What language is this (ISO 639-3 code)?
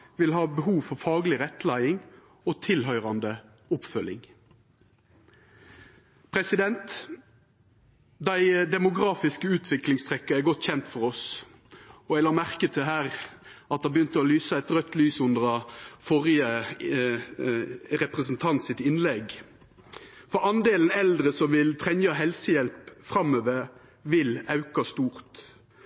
nno